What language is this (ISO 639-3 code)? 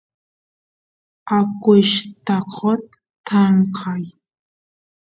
qus